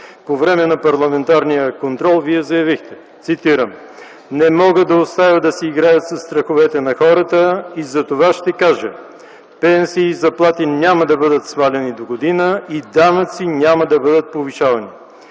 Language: Bulgarian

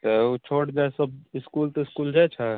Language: Maithili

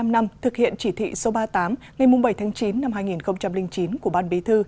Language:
Vietnamese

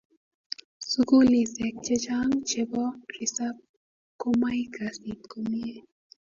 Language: Kalenjin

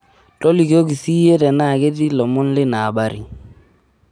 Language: Masai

